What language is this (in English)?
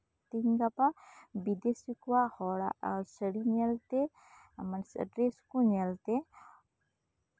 Santali